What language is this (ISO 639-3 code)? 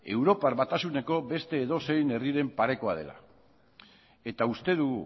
eus